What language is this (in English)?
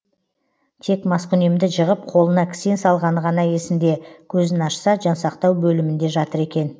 Kazakh